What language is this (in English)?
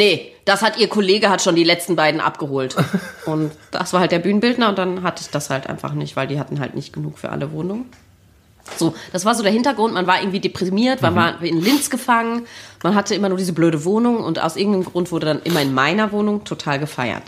German